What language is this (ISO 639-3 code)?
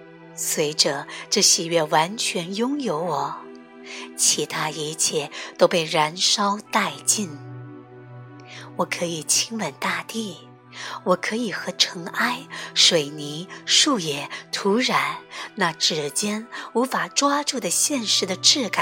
zho